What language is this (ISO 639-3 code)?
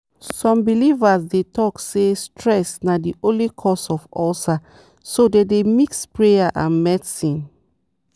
pcm